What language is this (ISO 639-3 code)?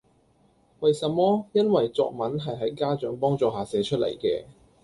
yue